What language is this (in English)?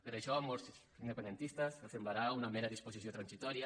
Catalan